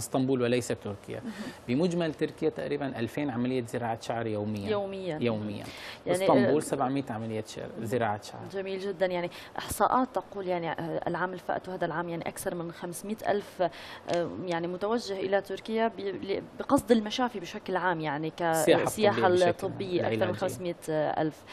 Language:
Arabic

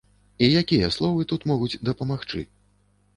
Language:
Belarusian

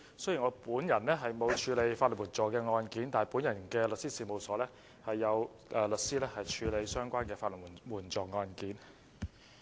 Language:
Cantonese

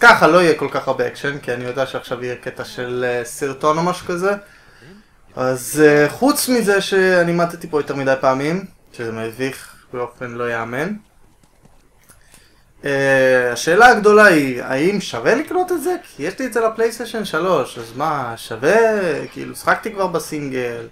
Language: Hebrew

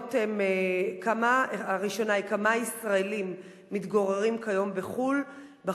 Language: Hebrew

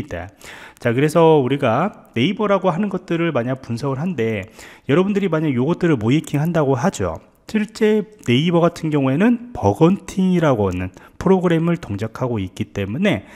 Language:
Korean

